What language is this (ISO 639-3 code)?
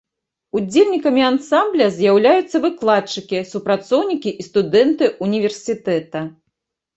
bel